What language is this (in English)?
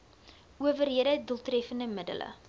Afrikaans